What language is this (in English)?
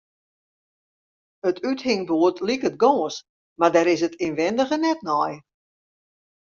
Western Frisian